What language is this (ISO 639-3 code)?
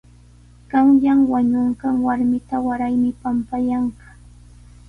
qws